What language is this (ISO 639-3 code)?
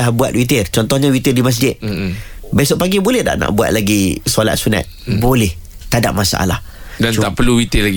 msa